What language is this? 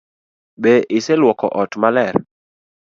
Luo (Kenya and Tanzania)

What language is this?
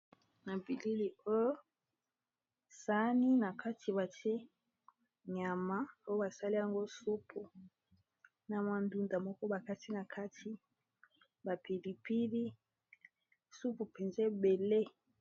Lingala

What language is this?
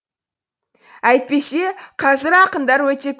Kazakh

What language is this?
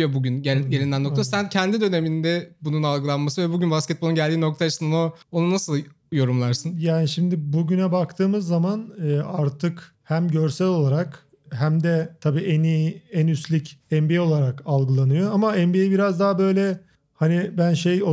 Turkish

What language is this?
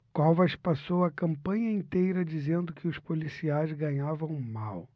Portuguese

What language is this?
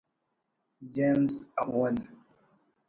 Brahui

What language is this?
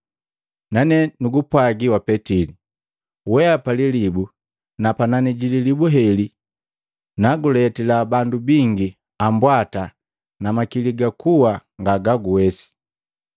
Matengo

